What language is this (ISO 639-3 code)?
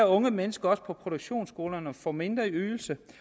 dan